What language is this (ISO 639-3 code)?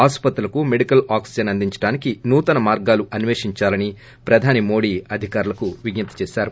tel